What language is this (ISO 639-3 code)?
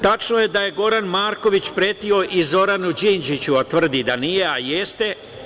srp